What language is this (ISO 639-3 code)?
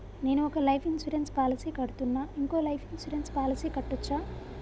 tel